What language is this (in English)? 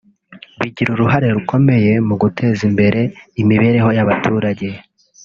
Kinyarwanda